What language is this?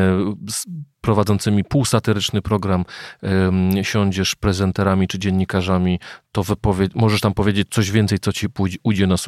Polish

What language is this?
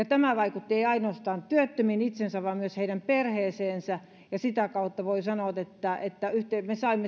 Finnish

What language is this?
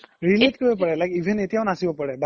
Assamese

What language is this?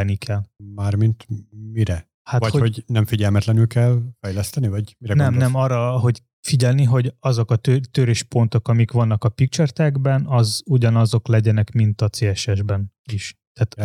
Hungarian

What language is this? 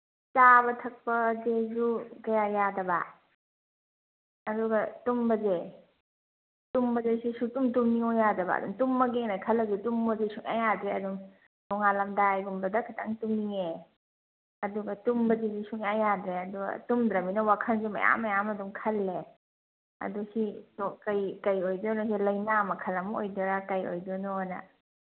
Manipuri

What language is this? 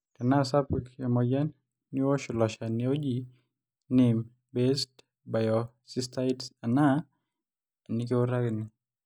Masai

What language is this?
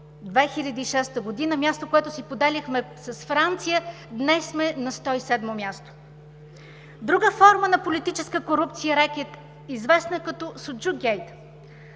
Bulgarian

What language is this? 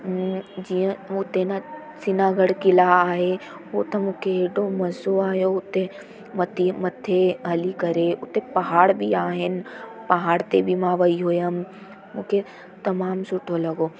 Sindhi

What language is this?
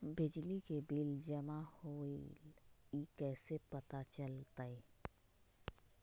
Magahi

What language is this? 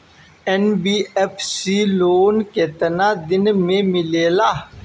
Bhojpuri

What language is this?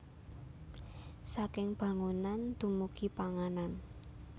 Javanese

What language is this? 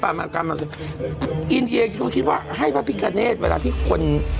Thai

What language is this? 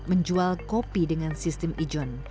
Indonesian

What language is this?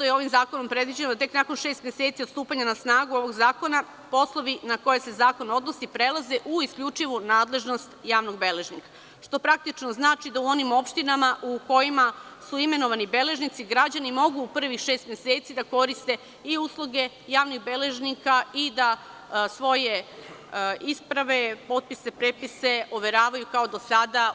Serbian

